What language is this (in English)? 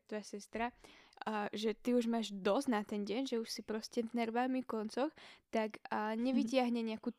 Slovak